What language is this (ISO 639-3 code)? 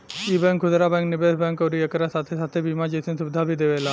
bho